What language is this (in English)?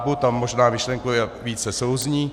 Czech